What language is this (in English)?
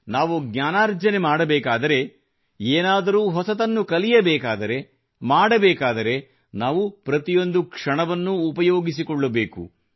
Kannada